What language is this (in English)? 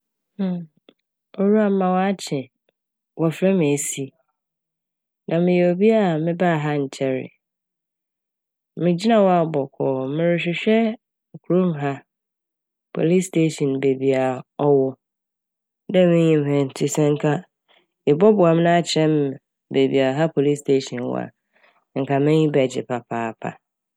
Akan